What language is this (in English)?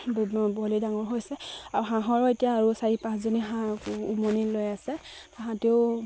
Assamese